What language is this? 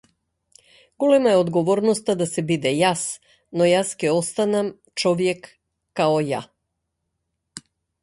Macedonian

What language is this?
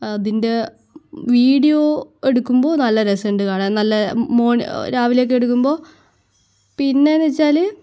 Malayalam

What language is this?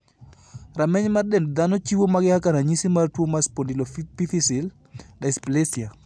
Luo (Kenya and Tanzania)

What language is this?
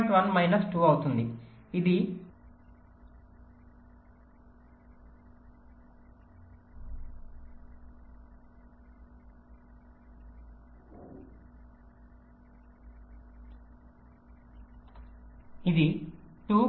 Telugu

